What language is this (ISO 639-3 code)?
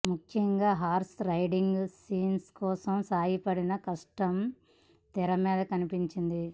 tel